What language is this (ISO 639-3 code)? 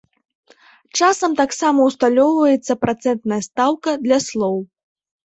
bel